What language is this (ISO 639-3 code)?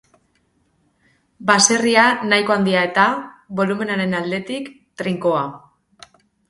eus